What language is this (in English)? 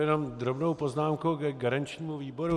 Czech